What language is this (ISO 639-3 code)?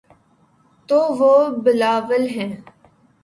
urd